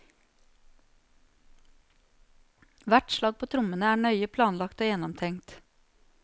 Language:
Norwegian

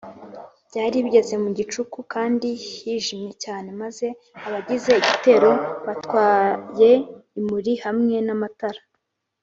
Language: Kinyarwanda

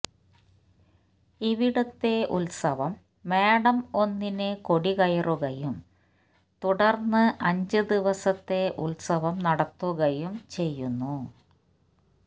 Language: Malayalam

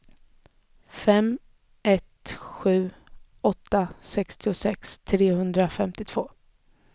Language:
Swedish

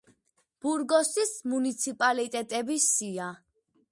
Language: Georgian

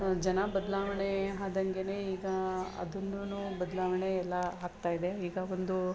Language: Kannada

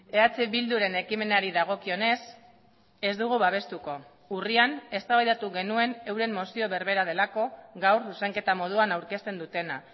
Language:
Basque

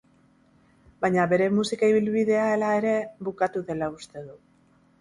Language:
Basque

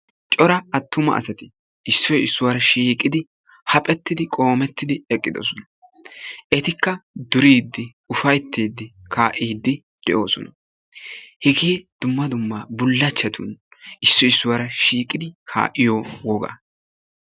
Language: Wolaytta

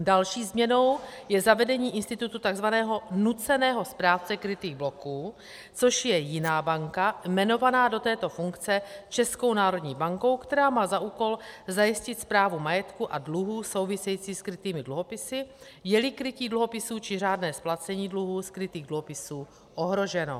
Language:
Czech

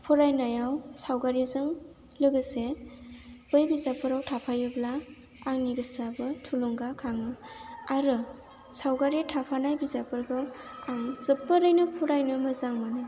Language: Bodo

